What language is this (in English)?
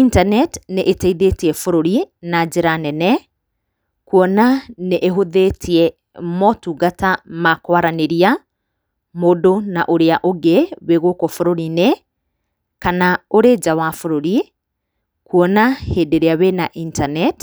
Kikuyu